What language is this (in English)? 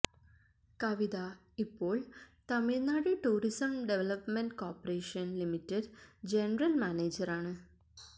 Malayalam